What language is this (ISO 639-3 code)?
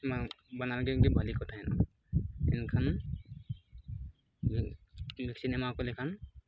sat